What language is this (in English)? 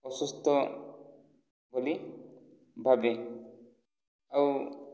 Odia